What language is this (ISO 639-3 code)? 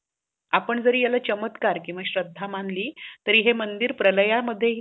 mar